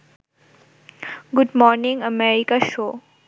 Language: Bangla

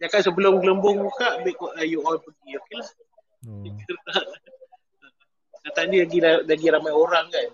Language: Malay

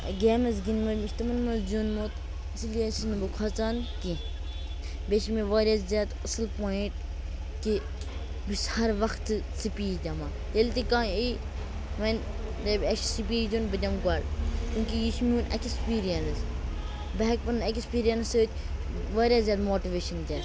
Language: Kashmiri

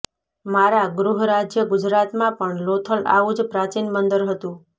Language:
Gujarati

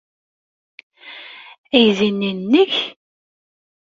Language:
Kabyle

